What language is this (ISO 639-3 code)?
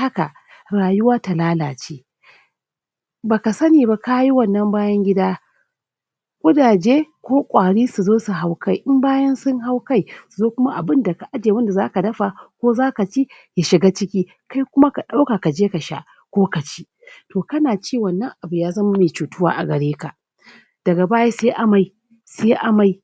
hau